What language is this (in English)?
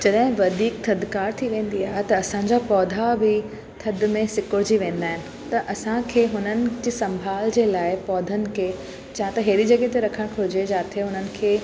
Sindhi